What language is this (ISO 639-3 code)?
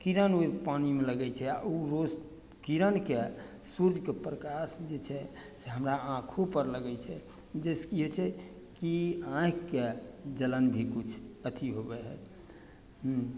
mai